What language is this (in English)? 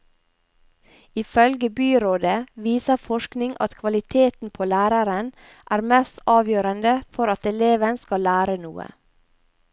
Norwegian